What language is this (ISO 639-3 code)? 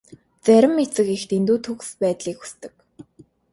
mon